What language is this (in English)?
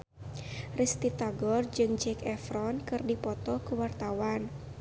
Sundanese